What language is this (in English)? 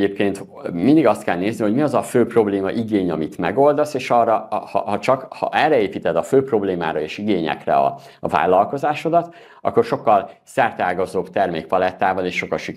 Hungarian